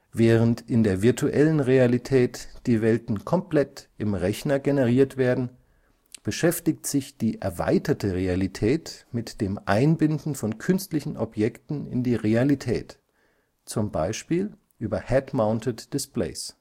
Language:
German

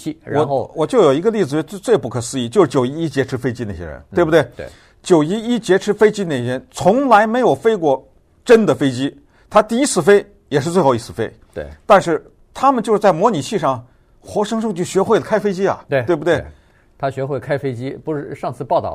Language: Chinese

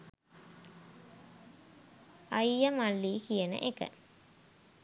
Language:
Sinhala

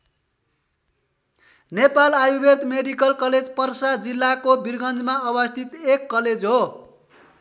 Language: Nepali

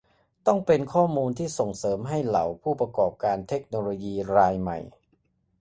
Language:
Thai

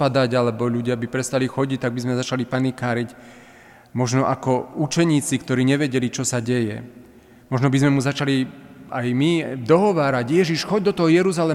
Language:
Slovak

